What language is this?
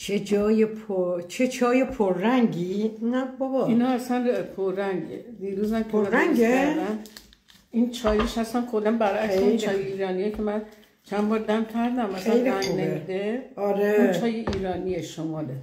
Persian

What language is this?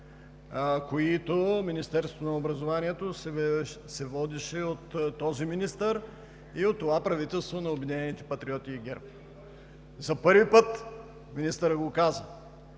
Bulgarian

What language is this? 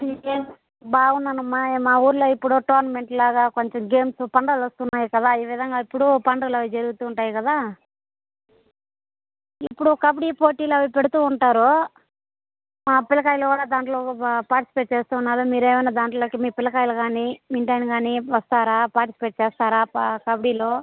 Telugu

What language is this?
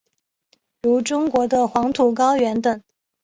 Chinese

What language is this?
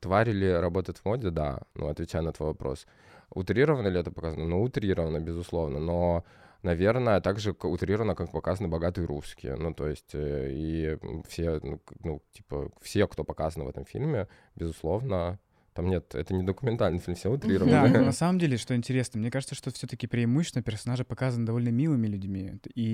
Russian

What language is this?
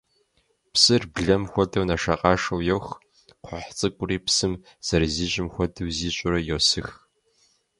Kabardian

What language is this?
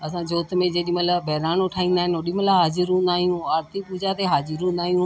Sindhi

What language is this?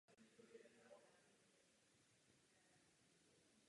Czech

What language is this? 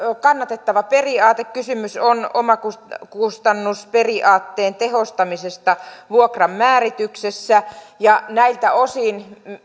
Finnish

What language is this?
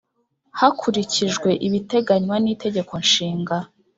Kinyarwanda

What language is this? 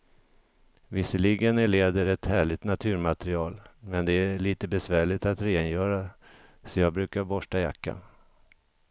Swedish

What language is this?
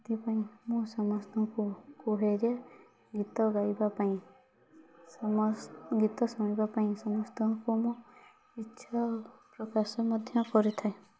Odia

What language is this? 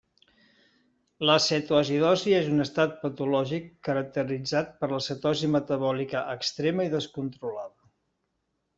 Catalan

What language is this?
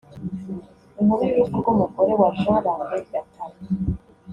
Kinyarwanda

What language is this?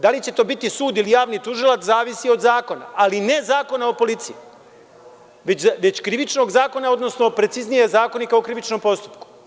Serbian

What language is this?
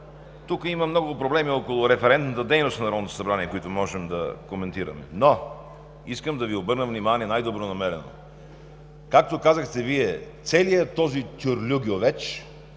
Bulgarian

